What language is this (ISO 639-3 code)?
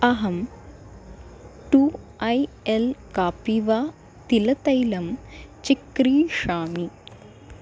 san